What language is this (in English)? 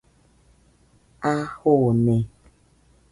Nüpode Huitoto